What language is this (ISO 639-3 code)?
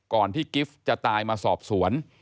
tha